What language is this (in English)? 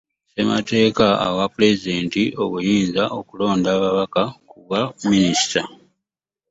Ganda